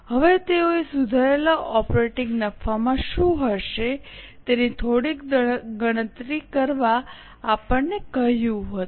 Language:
Gujarati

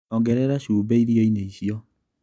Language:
Kikuyu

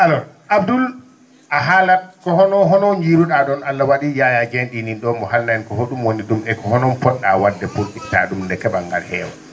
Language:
Fula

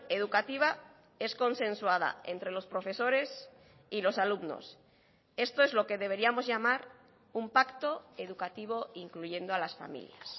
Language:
Spanish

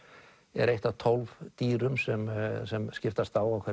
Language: Icelandic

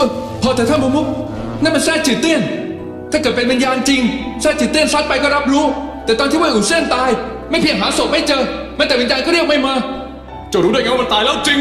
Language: Thai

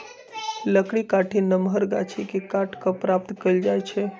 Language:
Magahi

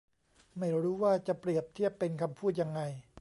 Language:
Thai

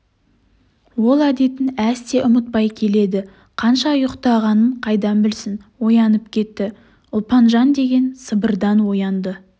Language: Kazakh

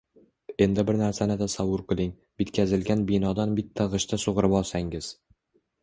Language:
Uzbek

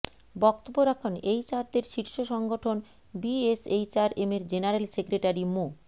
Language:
Bangla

